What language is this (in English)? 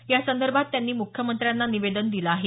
Marathi